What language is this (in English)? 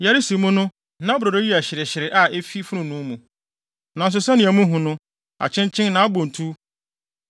Akan